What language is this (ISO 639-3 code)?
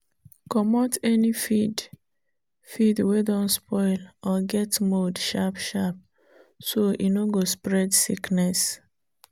pcm